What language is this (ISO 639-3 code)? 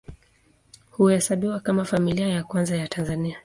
swa